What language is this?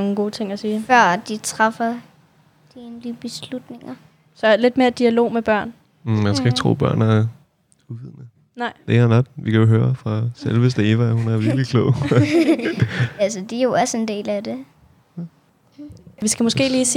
Danish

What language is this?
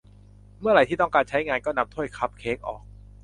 Thai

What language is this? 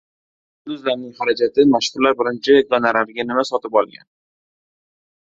Uzbek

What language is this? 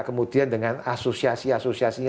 Indonesian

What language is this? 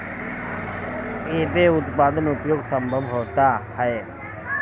Bhojpuri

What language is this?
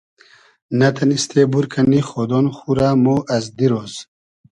Hazaragi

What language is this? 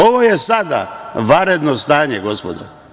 Serbian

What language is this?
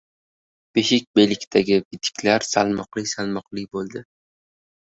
Uzbek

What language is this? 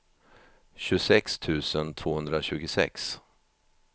Swedish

